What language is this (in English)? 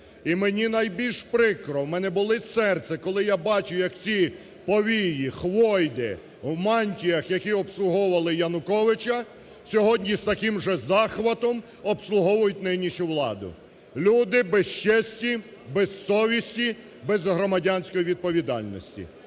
Ukrainian